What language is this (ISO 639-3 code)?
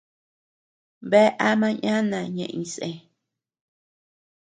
cux